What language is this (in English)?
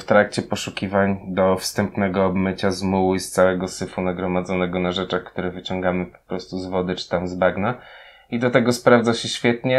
Polish